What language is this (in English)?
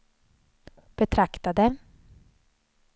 Swedish